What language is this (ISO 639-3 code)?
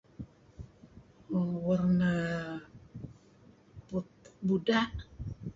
kzi